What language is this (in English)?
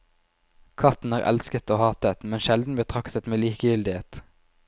Norwegian